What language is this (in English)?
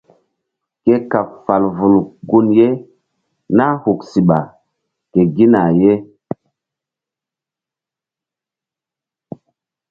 Mbum